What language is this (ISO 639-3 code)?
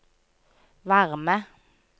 nor